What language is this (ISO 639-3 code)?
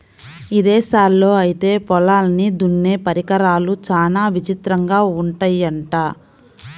tel